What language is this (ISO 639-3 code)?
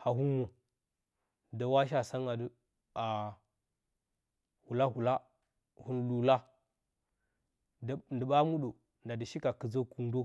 bcy